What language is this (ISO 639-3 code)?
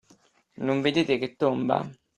ita